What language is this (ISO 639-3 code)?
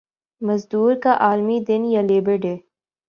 urd